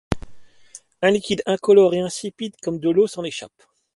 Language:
French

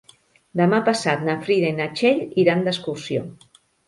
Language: Catalan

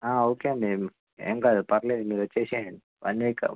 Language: Telugu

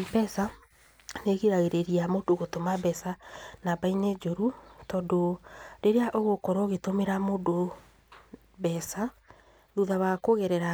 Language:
Kikuyu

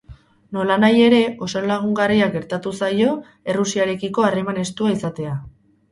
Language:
Basque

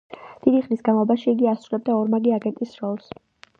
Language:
Georgian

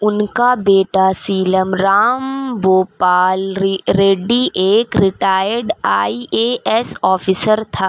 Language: Urdu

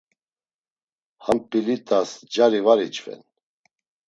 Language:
Laz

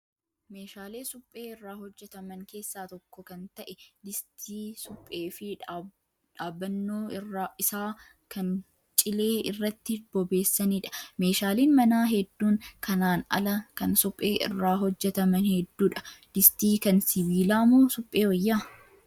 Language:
Oromo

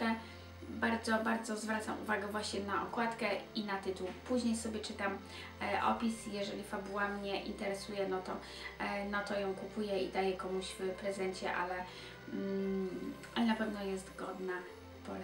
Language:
Polish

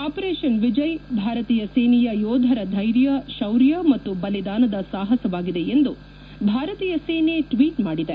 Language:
Kannada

